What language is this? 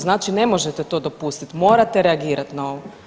Croatian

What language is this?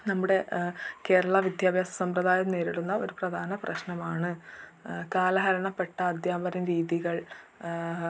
Malayalam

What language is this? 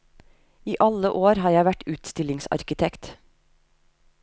Norwegian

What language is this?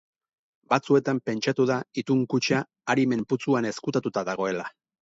Basque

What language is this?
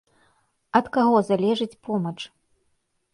Belarusian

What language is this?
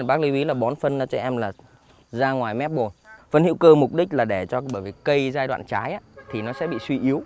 Vietnamese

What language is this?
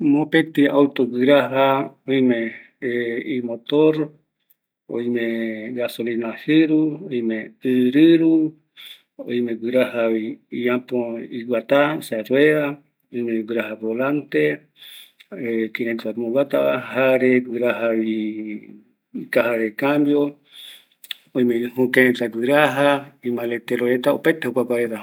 Eastern Bolivian Guaraní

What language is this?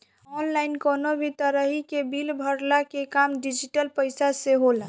Bhojpuri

